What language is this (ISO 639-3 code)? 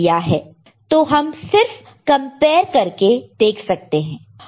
hin